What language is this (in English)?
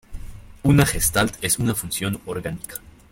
Spanish